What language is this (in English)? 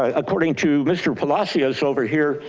English